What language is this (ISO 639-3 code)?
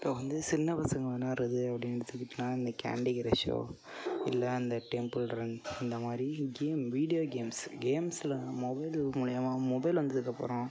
tam